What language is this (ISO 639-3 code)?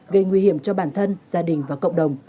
vie